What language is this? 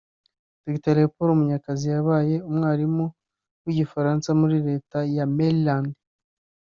Kinyarwanda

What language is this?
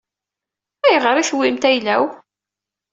Kabyle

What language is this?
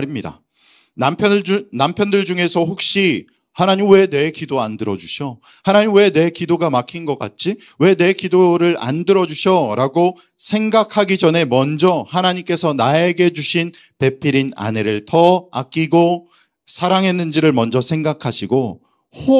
Korean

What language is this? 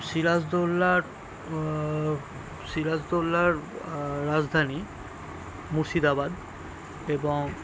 Bangla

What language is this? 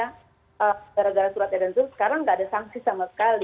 Indonesian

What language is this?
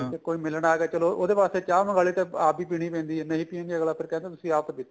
Punjabi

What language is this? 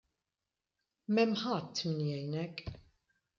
Maltese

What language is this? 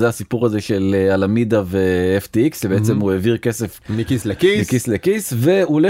Hebrew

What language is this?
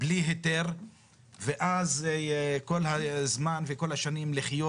Hebrew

